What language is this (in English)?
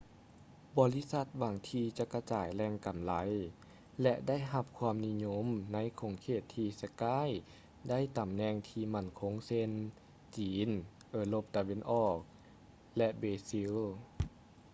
Lao